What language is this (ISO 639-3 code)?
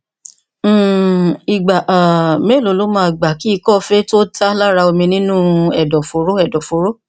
yor